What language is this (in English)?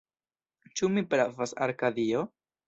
Esperanto